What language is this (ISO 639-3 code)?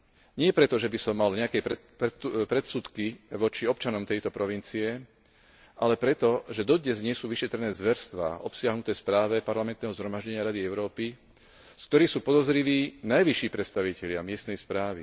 slk